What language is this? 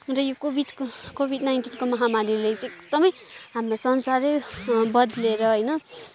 Nepali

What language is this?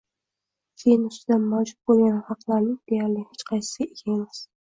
Uzbek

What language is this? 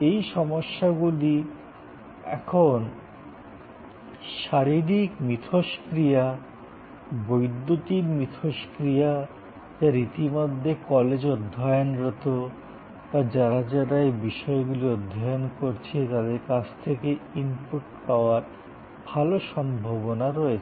Bangla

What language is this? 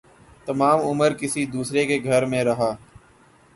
Urdu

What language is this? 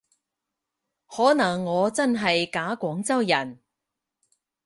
Cantonese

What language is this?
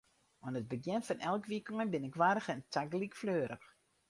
Western Frisian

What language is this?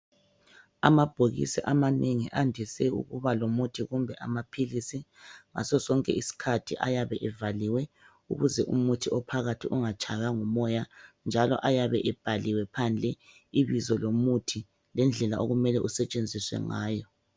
North Ndebele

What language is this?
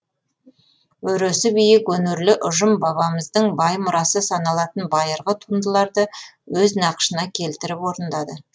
Kazakh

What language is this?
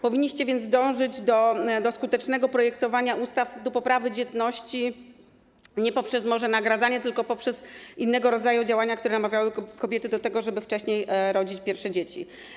Polish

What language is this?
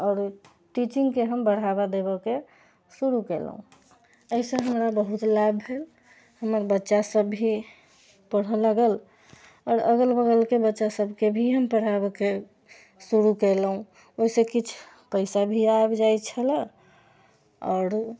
Maithili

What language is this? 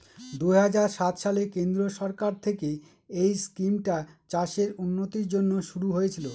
Bangla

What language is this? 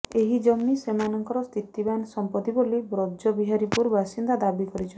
Odia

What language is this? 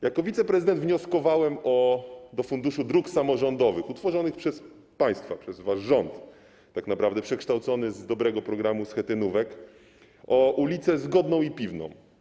Polish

